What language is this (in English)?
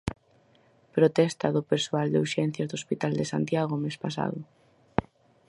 Galician